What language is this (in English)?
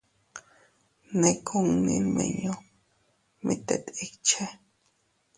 Teutila Cuicatec